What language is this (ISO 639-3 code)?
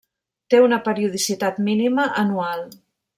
cat